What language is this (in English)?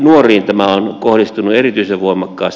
Finnish